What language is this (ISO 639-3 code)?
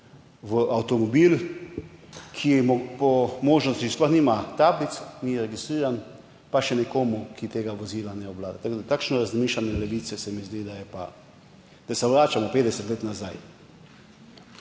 slv